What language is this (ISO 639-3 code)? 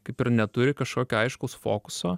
lit